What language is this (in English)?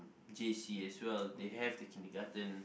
English